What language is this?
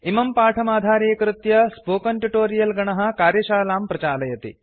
Sanskrit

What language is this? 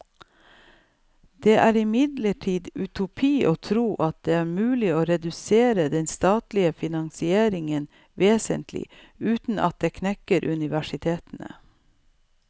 Norwegian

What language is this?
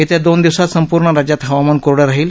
Marathi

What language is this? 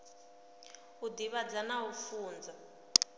Venda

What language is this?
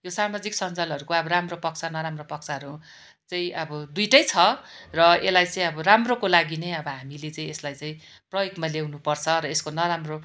Nepali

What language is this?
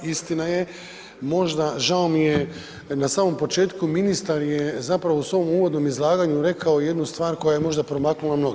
Croatian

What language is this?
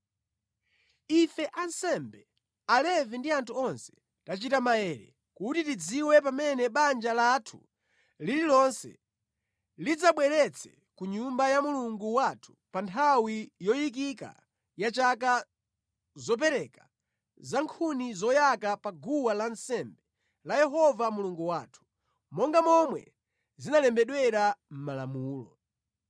Nyanja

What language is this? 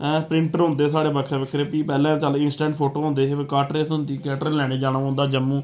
Dogri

